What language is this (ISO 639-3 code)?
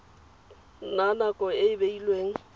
tsn